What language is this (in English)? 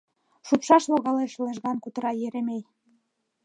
Mari